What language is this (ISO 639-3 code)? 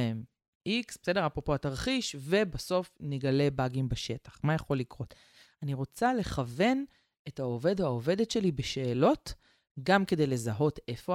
heb